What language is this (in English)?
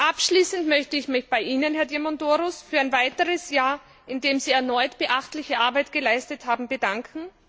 German